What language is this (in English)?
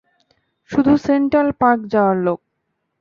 Bangla